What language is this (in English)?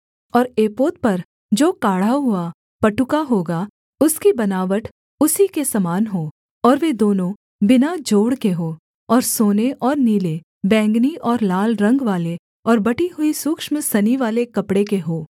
Hindi